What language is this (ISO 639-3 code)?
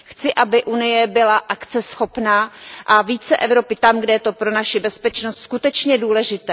ces